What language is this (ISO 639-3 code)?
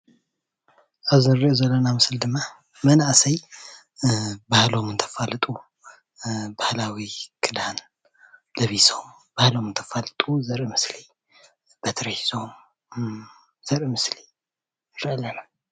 tir